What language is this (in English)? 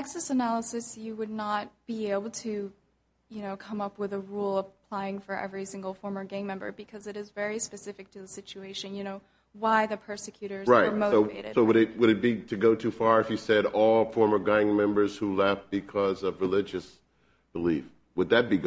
English